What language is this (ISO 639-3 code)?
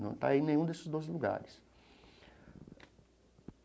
por